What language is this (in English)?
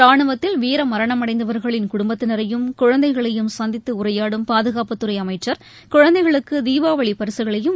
Tamil